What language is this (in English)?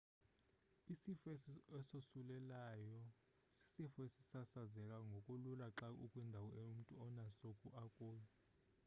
Xhosa